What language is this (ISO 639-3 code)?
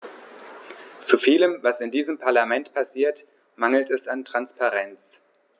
deu